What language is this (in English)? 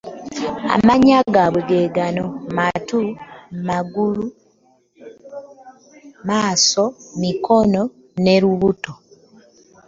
Ganda